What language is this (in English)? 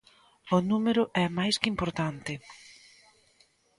Galician